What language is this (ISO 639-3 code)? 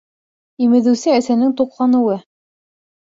bak